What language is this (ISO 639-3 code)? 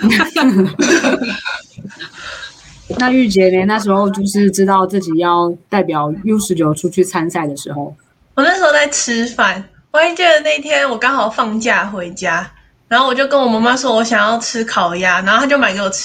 zho